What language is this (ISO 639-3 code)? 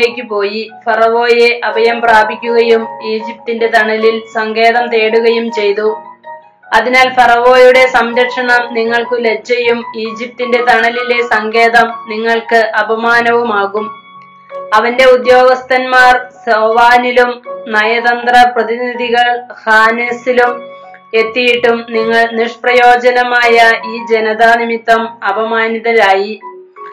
mal